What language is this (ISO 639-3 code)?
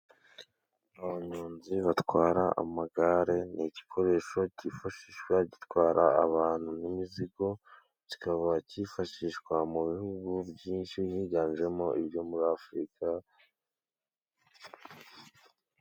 kin